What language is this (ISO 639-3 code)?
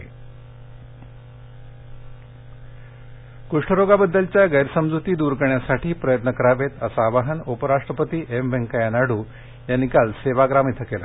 mar